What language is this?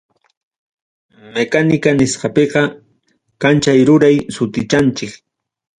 Ayacucho Quechua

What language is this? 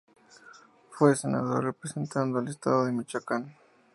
Spanish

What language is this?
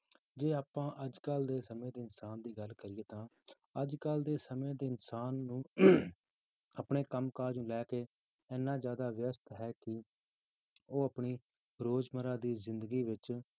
Punjabi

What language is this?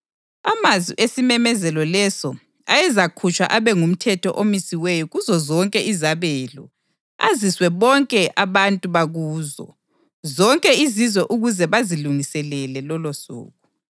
North Ndebele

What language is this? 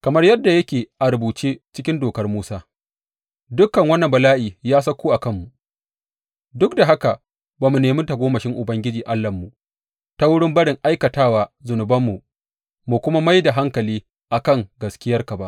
Hausa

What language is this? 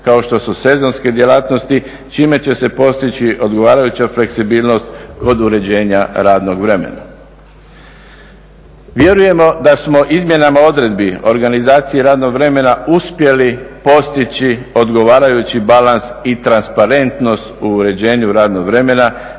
Croatian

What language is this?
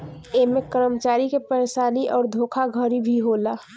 Bhojpuri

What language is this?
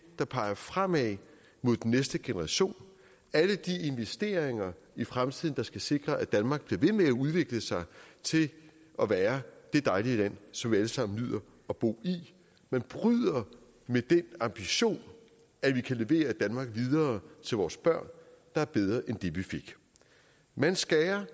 Danish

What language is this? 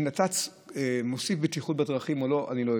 Hebrew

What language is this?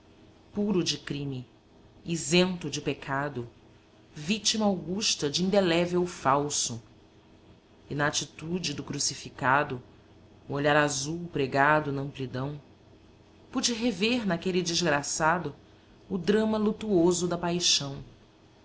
Portuguese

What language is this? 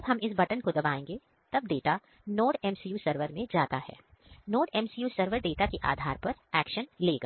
Hindi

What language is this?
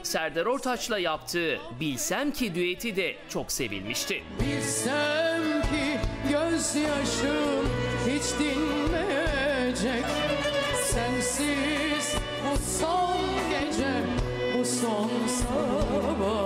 Turkish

